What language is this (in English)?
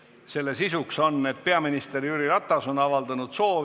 Estonian